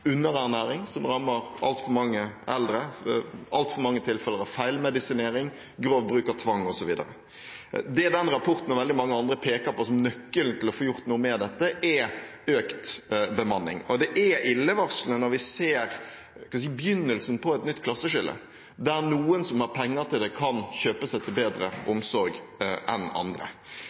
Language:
Norwegian Bokmål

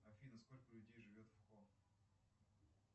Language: Russian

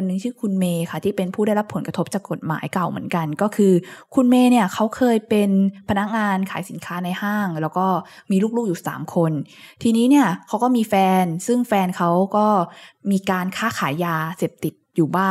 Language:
Thai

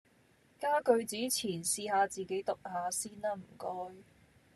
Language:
Cantonese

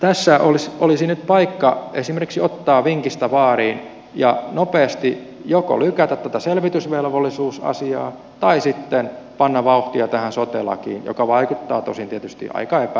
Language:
Finnish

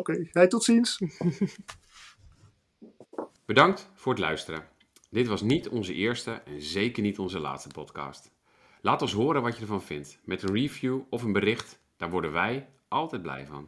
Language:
Dutch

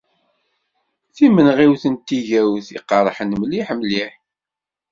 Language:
Kabyle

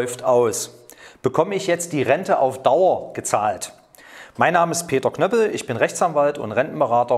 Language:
German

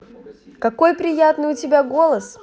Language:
Russian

